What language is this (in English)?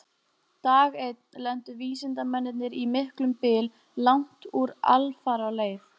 Icelandic